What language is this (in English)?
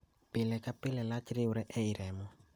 Luo (Kenya and Tanzania)